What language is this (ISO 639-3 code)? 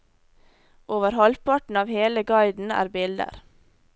nor